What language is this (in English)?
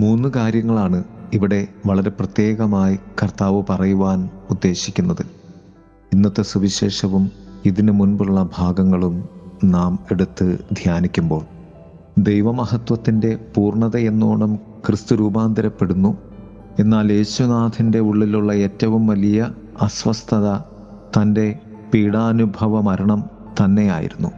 Malayalam